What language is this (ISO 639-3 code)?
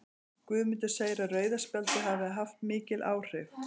isl